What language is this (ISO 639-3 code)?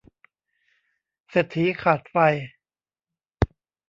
tha